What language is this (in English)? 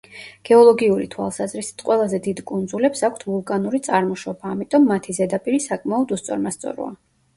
Georgian